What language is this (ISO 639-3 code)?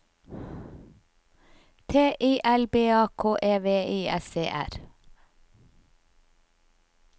nor